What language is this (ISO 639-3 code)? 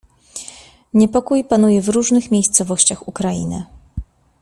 pol